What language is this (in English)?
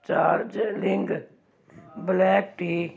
Punjabi